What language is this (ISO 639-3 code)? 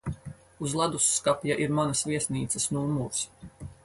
lav